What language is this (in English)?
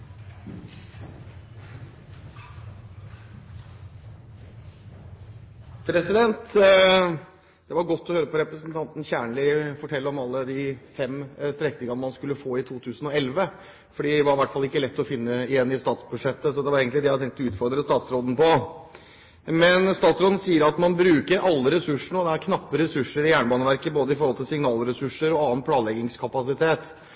Norwegian